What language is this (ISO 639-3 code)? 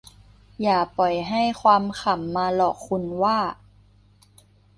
tha